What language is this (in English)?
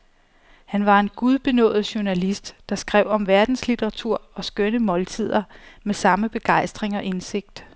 Danish